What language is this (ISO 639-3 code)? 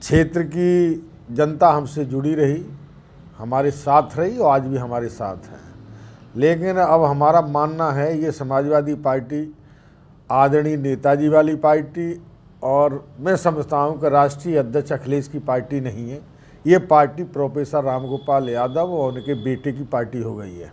hin